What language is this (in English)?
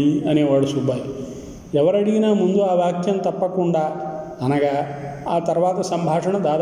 Telugu